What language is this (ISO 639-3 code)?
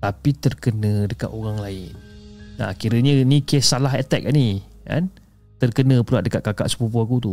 msa